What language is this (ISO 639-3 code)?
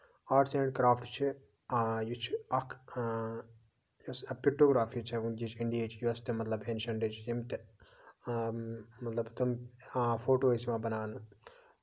kas